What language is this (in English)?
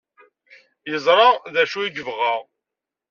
Kabyle